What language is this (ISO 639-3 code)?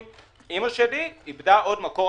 heb